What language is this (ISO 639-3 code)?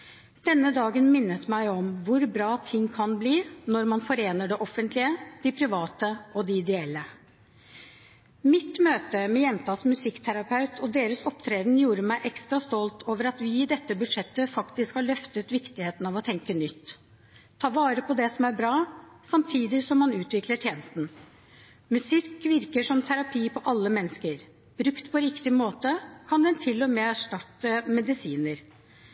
nob